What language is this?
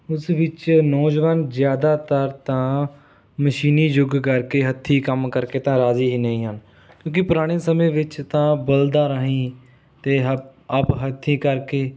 Punjabi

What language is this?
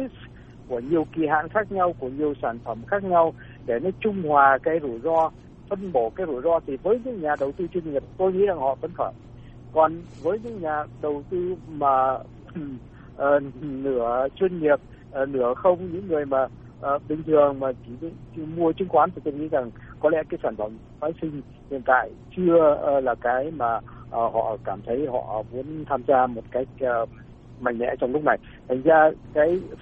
Vietnamese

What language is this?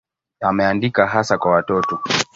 Swahili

